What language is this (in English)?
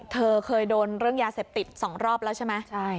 Thai